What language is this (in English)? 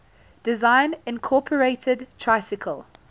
English